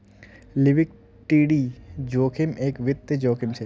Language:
Magahi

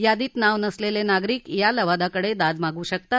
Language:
Marathi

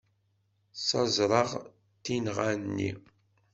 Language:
Kabyle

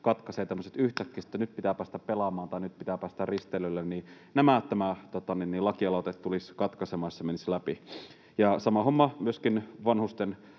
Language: Finnish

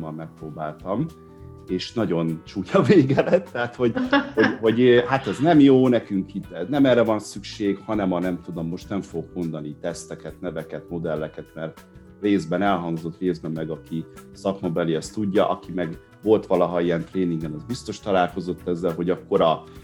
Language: Hungarian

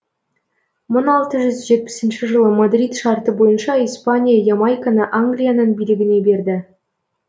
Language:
Kazakh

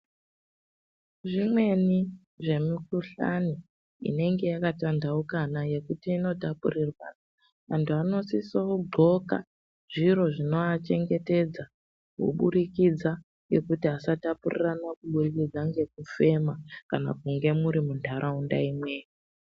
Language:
Ndau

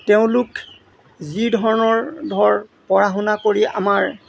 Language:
Assamese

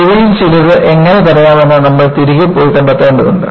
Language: Malayalam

